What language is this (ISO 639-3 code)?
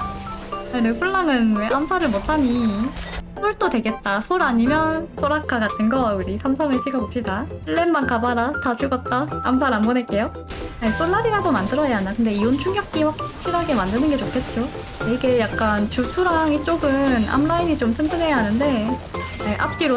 kor